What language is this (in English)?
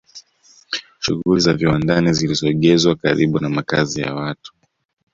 Swahili